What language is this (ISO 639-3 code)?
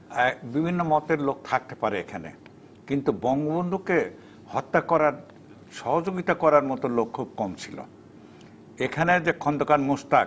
ben